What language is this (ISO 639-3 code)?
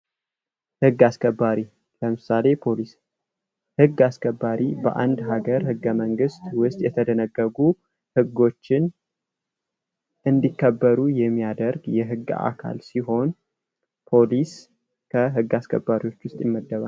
amh